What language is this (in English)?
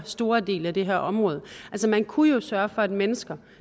Danish